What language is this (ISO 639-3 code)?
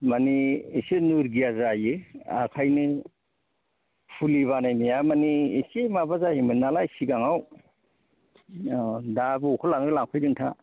brx